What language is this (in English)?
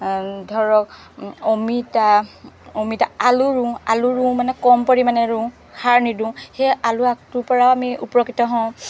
Assamese